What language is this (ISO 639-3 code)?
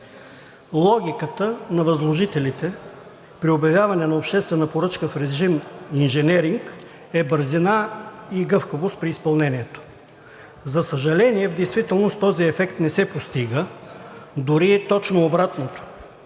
bul